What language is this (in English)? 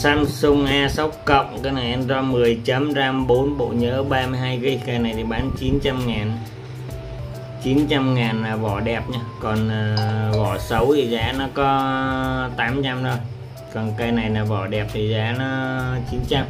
Vietnamese